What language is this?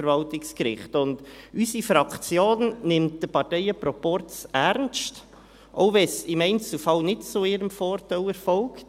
Swiss German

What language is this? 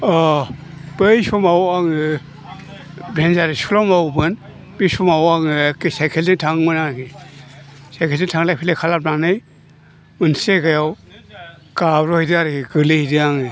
Bodo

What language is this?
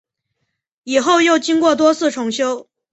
Chinese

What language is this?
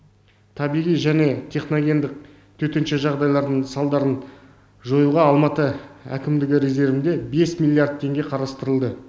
Kazakh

